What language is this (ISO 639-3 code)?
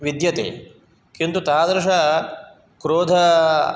san